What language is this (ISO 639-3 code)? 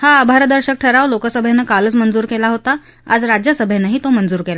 mar